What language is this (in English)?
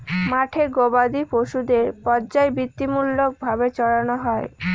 Bangla